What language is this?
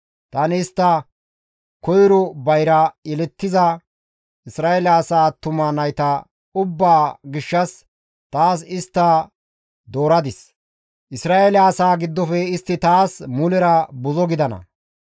Gamo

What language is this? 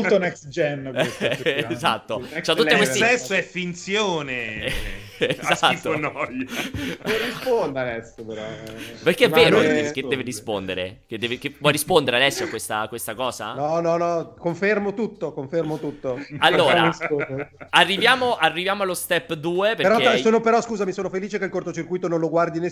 Italian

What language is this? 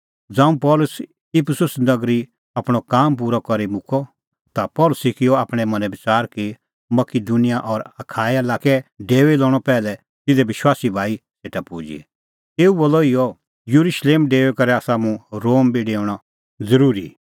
Kullu Pahari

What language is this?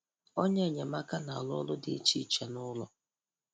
Igbo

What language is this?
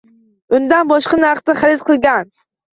Uzbek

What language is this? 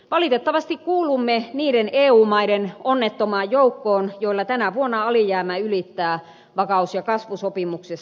Finnish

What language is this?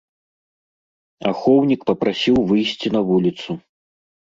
Belarusian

